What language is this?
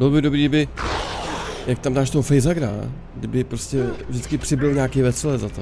Czech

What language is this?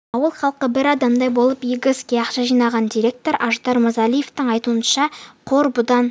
Kazakh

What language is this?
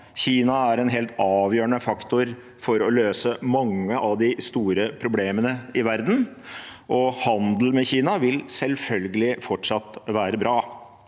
Norwegian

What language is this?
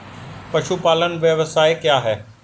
Hindi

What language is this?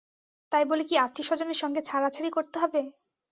Bangla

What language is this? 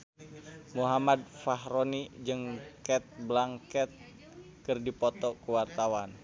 Sundanese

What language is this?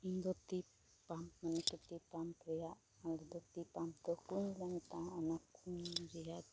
Santali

